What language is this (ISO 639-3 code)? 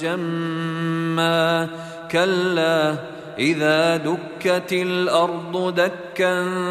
ara